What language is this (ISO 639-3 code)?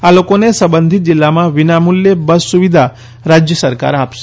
guj